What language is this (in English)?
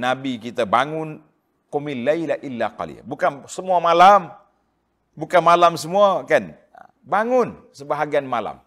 Malay